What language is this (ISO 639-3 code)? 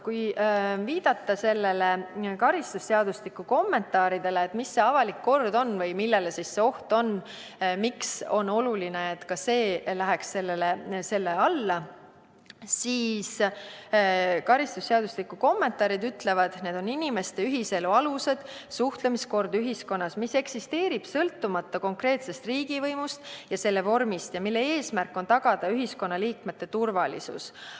est